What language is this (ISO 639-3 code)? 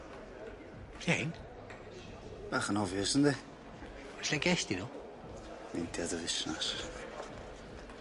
cym